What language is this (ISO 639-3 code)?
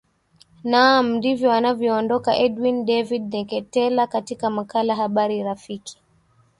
swa